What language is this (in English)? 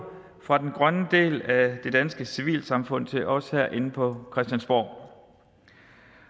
Danish